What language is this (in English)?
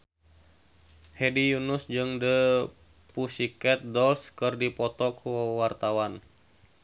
Sundanese